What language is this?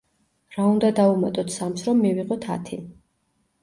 Georgian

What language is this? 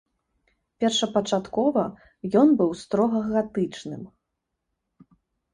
Belarusian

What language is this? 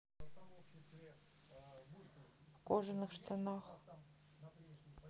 Russian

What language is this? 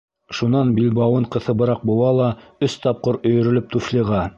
Bashkir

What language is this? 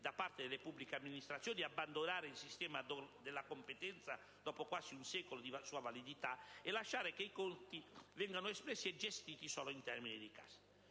Italian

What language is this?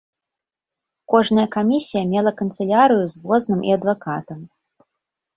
Belarusian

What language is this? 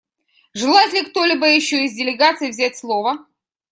Russian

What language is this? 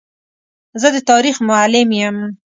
Pashto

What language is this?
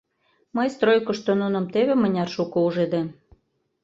Mari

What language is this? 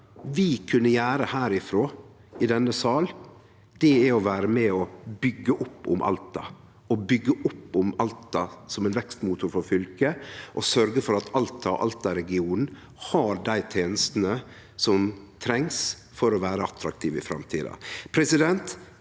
Norwegian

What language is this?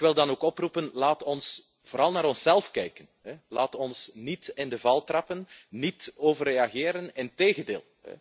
Dutch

